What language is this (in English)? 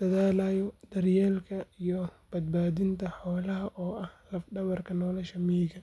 Somali